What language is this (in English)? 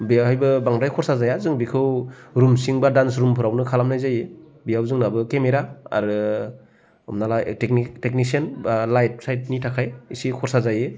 Bodo